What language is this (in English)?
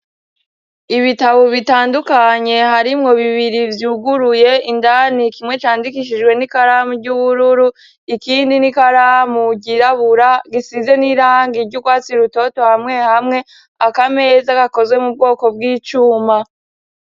Rundi